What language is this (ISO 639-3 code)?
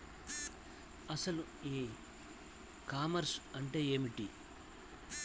tel